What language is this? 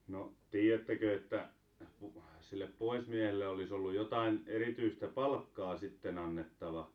Finnish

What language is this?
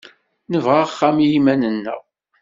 Kabyle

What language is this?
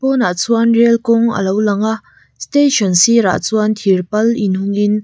Mizo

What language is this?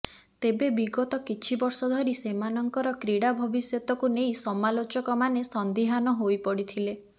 Odia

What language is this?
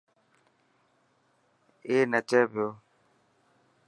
Dhatki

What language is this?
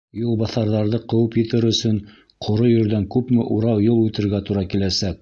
Bashkir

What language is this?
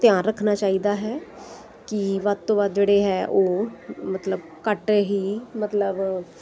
Punjabi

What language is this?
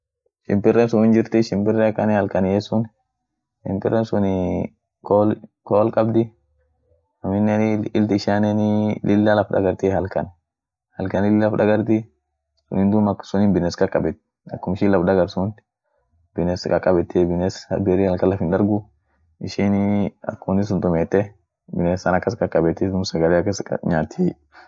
Orma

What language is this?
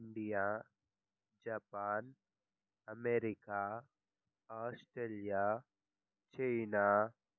Telugu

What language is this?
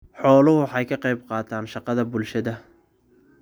Somali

